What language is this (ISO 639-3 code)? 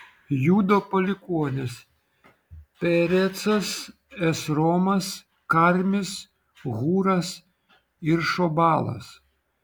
lit